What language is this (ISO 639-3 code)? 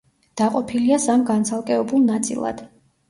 kat